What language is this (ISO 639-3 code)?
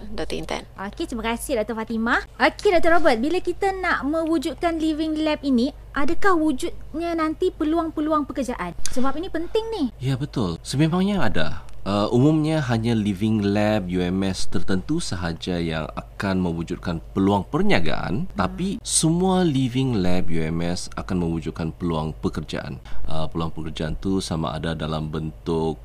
msa